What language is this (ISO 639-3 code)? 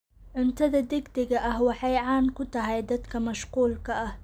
som